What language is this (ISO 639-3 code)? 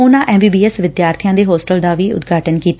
pan